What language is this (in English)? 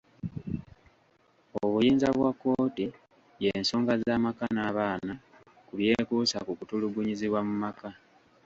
Ganda